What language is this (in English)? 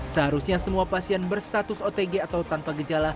Indonesian